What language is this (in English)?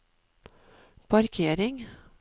Norwegian